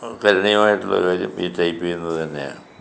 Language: Malayalam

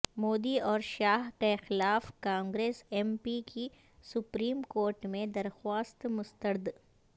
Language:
Urdu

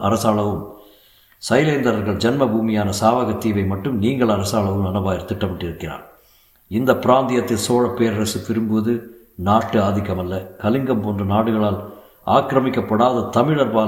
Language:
Tamil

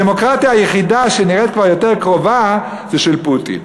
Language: Hebrew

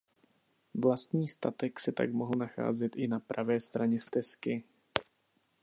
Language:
Czech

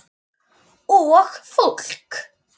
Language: Icelandic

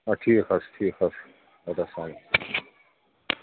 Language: Kashmiri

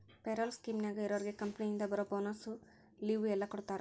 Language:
Kannada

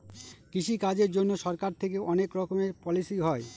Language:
Bangla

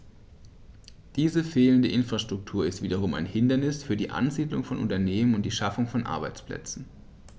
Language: German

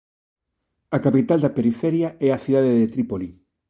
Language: Galician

